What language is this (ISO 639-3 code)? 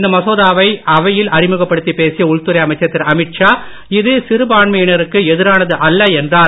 tam